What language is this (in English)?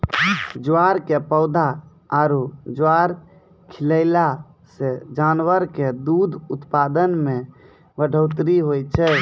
Maithili